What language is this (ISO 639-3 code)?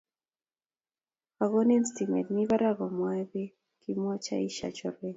kln